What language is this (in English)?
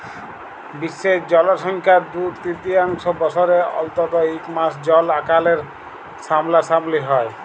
Bangla